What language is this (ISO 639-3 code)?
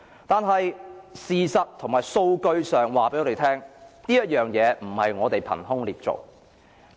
yue